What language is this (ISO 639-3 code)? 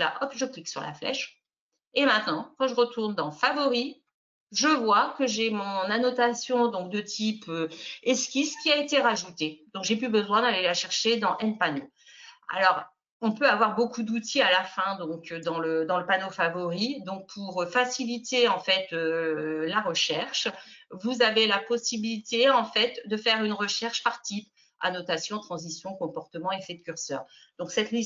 fra